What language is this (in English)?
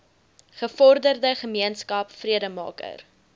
Afrikaans